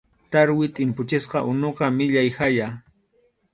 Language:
Arequipa-La Unión Quechua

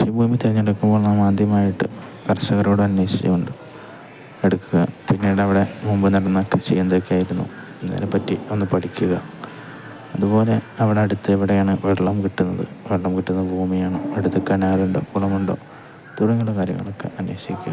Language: Malayalam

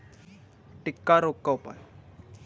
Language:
Hindi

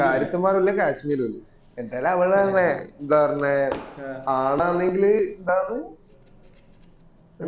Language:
Malayalam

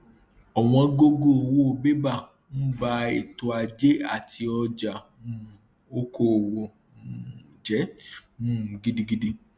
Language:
Yoruba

